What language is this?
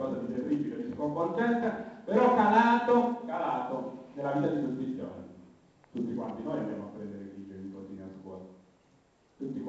Italian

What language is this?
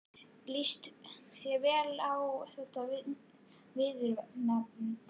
Icelandic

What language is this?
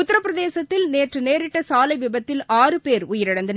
Tamil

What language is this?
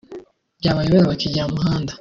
Kinyarwanda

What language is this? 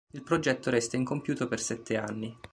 Italian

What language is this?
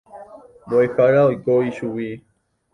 Guarani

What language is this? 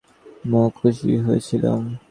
Bangla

